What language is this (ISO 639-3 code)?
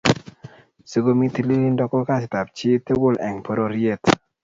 kln